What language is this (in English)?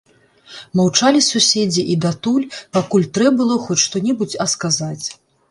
Belarusian